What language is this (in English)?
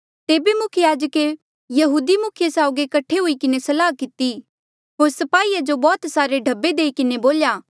Mandeali